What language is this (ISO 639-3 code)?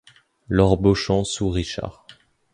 fra